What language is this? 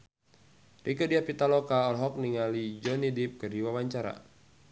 Sundanese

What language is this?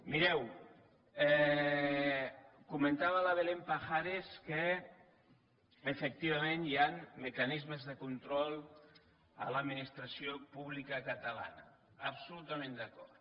Catalan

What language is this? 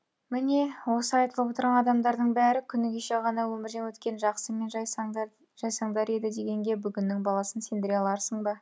Kazakh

